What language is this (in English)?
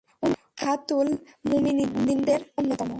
Bangla